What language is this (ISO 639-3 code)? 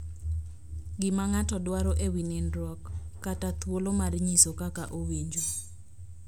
luo